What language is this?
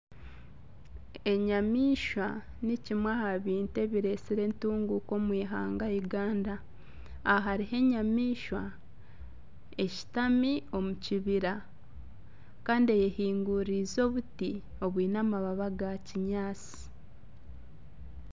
Nyankole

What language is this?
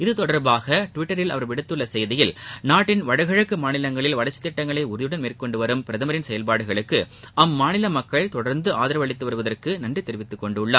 Tamil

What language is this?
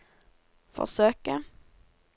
Norwegian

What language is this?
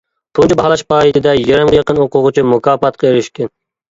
Uyghur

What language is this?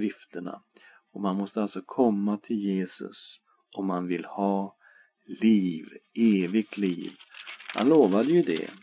Swedish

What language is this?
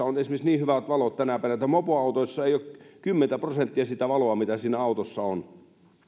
Finnish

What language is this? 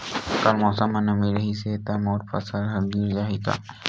Chhattisgarhi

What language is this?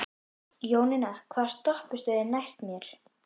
Icelandic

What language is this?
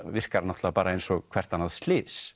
Icelandic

